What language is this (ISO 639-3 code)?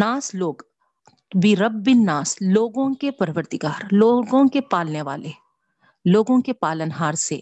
urd